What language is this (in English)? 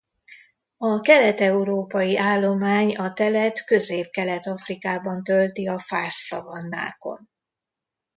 Hungarian